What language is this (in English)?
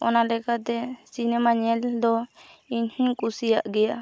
Santali